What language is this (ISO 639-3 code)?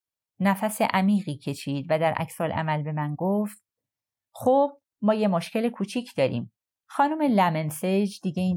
fas